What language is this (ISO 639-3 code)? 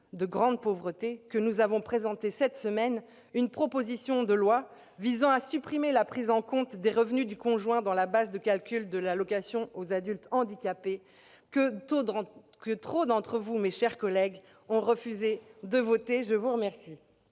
fra